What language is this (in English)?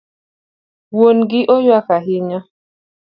Luo (Kenya and Tanzania)